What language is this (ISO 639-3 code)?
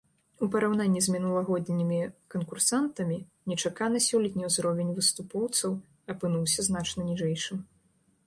bel